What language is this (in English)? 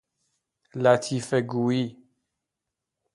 Persian